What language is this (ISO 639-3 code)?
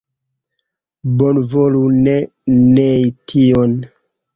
epo